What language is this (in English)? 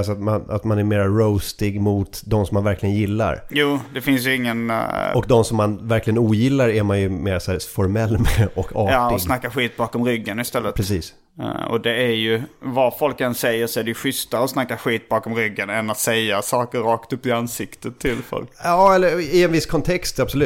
Swedish